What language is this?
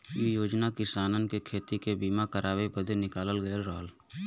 Bhojpuri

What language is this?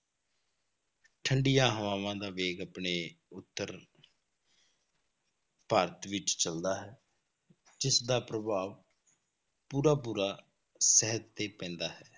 Punjabi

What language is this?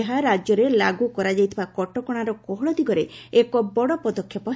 Odia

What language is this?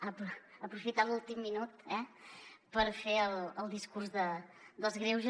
Catalan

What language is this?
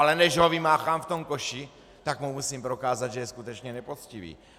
Czech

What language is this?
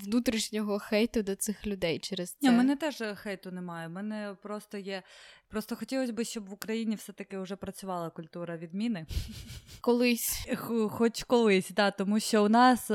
Ukrainian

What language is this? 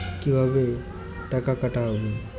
Bangla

